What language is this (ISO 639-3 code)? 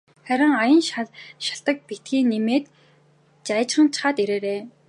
mon